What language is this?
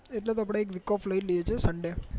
Gujarati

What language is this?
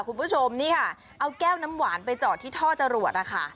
Thai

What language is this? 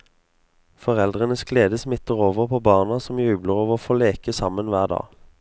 Norwegian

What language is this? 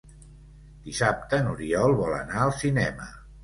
Catalan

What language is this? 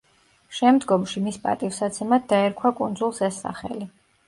Georgian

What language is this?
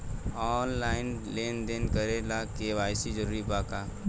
Bhojpuri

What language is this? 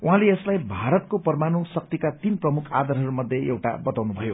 Nepali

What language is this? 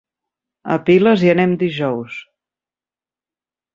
Catalan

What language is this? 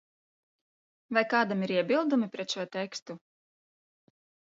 Latvian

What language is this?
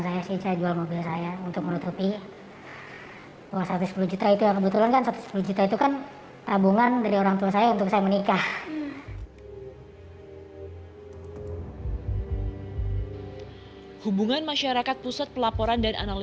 Indonesian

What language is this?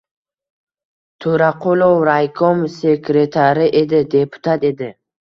Uzbek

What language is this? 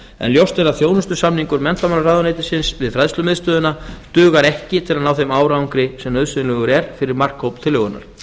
Icelandic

